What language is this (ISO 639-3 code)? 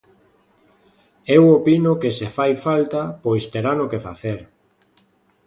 glg